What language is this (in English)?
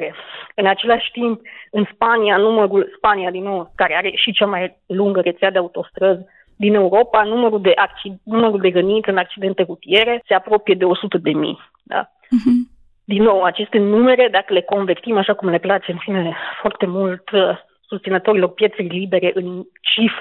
Romanian